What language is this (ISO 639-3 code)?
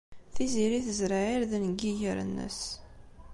kab